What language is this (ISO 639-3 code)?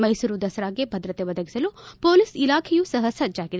kan